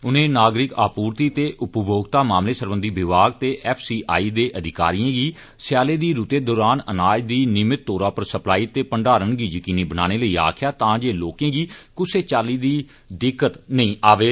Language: Dogri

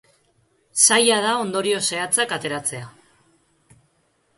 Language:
Basque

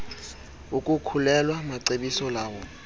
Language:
Xhosa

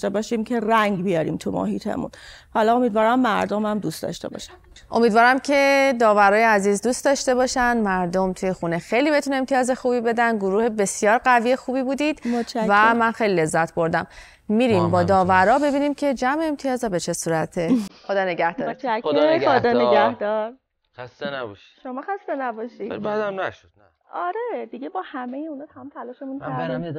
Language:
Persian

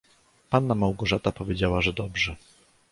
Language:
Polish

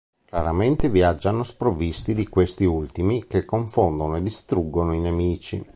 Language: Italian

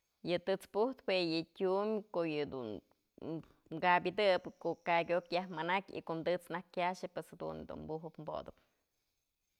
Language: Mazatlán Mixe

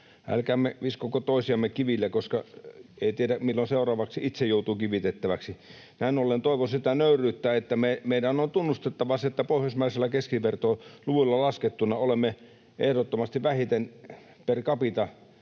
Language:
Finnish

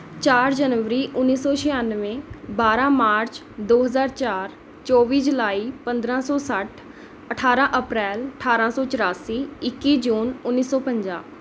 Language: Punjabi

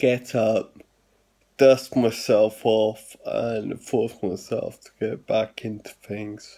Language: English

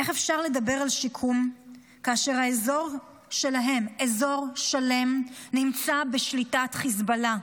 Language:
Hebrew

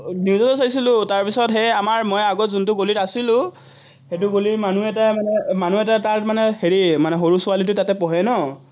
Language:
Assamese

